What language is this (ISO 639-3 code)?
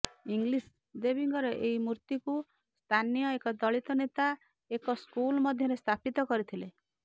ori